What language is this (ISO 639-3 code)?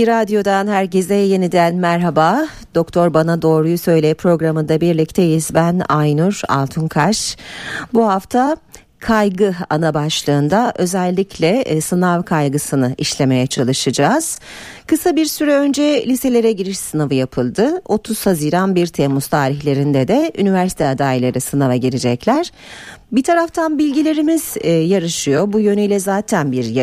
tur